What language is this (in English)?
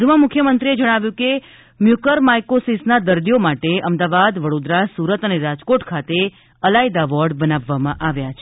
Gujarati